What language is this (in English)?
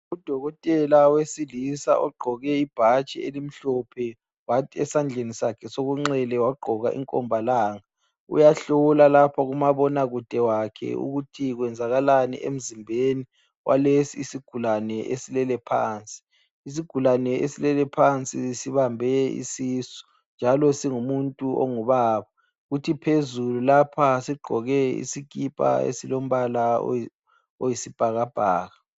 North Ndebele